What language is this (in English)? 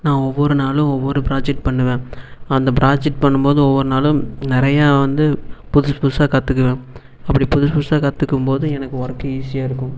Tamil